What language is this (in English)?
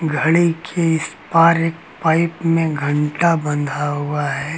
Hindi